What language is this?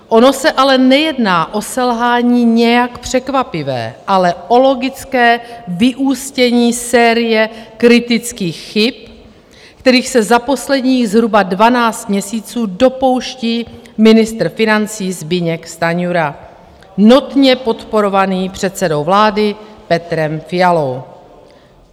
Czech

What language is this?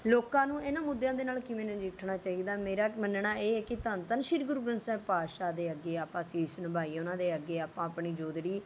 Punjabi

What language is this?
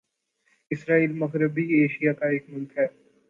Urdu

